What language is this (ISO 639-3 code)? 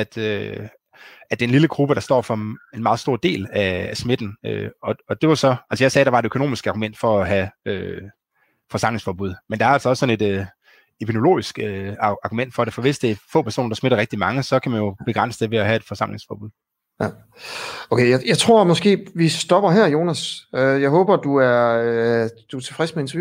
dan